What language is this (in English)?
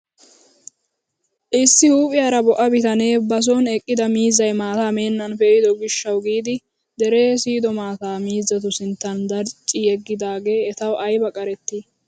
Wolaytta